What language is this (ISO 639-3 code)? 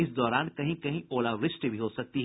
hin